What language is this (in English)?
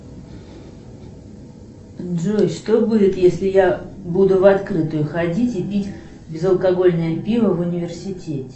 Russian